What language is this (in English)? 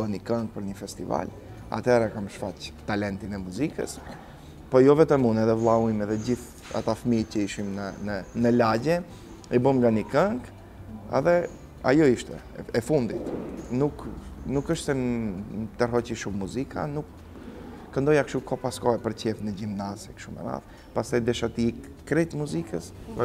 Romanian